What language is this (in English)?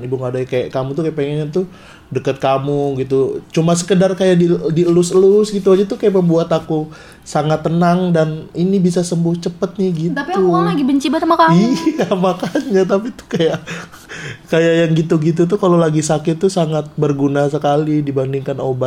Indonesian